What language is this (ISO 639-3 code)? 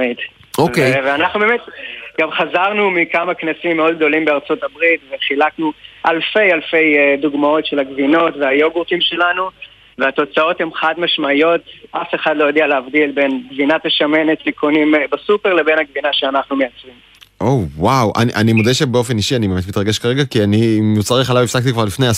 heb